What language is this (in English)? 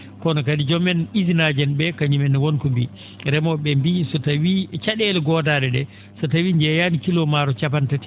Fula